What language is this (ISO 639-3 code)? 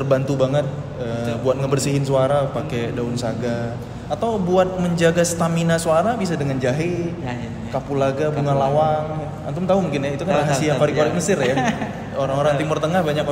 ind